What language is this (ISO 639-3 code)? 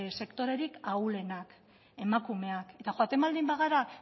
eus